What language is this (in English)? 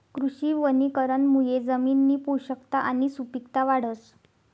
Marathi